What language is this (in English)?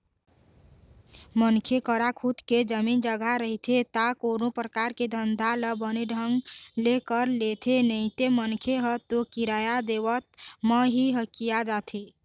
Chhattisgarhi